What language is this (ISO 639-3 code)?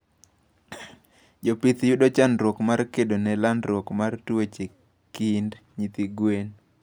luo